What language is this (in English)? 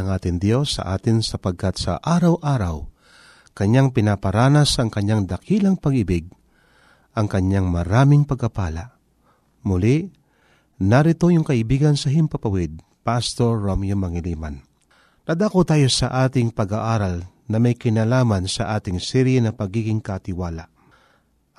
Filipino